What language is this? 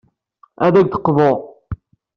Kabyle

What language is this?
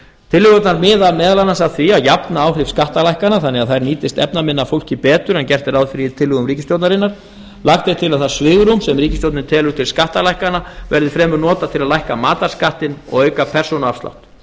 Icelandic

